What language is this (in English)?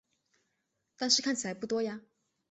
Chinese